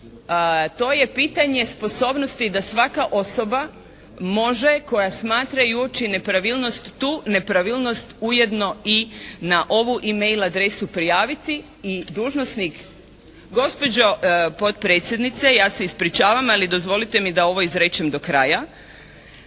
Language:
Croatian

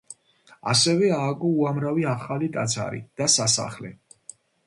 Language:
Georgian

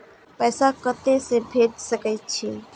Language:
Maithili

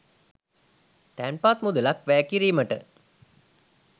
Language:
Sinhala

